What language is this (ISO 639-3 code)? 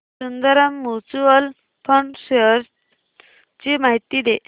mar